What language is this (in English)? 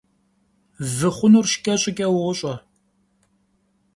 Kabardian